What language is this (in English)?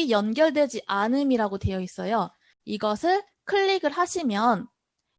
Korean